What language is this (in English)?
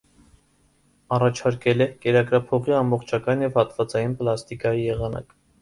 Armenian